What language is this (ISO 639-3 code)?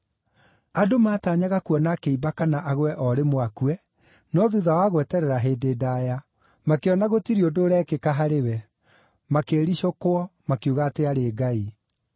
kik